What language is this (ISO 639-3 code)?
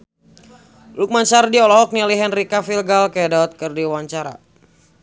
sun